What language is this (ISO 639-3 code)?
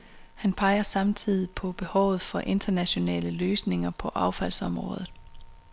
dan